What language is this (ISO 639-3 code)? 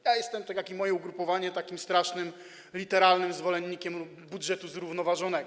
pol